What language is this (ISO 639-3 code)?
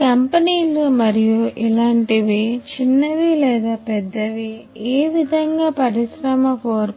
tel